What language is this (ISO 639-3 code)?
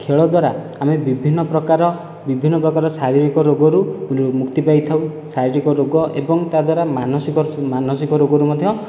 ori